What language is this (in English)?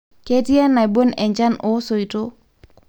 Masai